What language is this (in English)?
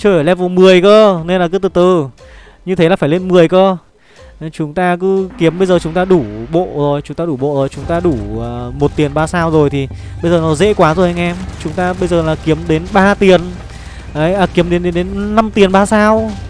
Vietnamese